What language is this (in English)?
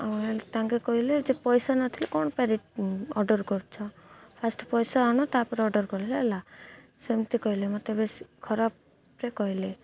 Odia